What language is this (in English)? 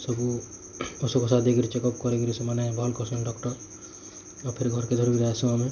Odia